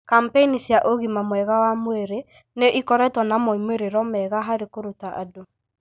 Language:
Kikuyu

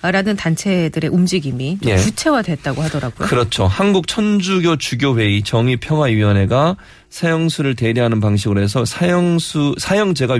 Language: Korean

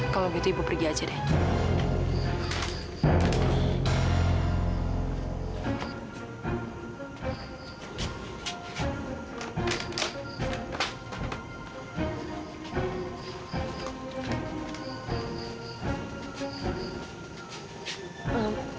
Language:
Indonesian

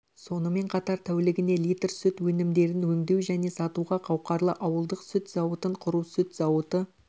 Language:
Kazakh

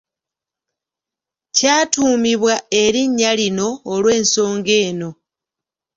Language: Ganda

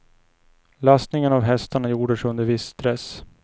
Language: Swedish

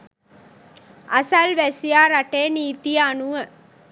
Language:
Sinhala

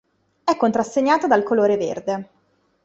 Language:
Italian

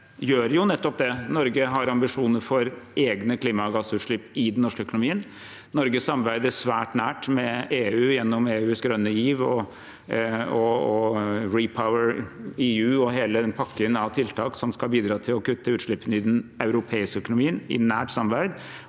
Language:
Norwegian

